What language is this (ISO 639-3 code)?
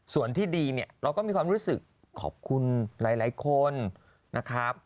tha